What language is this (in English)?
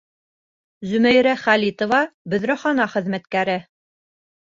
Bashkir